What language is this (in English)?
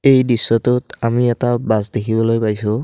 Assamese